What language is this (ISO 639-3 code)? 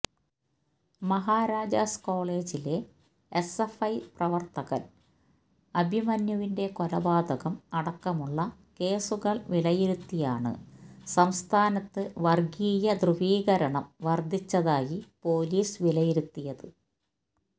mal